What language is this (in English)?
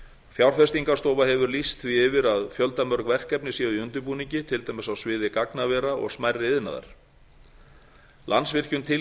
Icelandic